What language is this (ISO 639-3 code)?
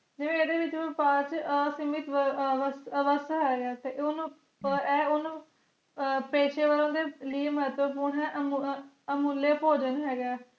pan